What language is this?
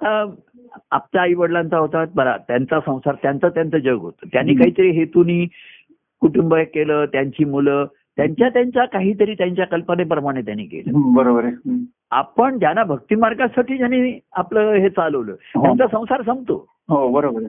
Marathi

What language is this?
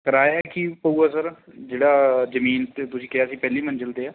Punjabi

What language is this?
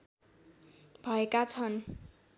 Nepali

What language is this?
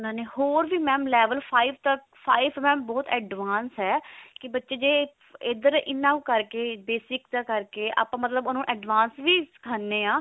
Punjabi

